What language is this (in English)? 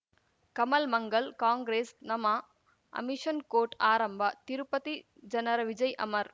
Kannada